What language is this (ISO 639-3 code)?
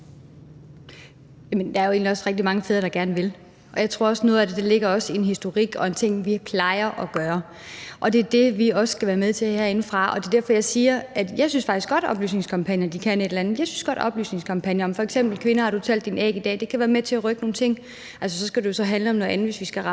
dan